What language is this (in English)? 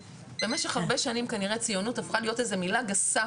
Hebrew